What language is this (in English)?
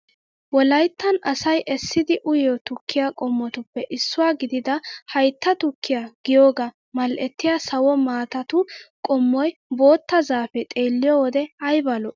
Wolaytta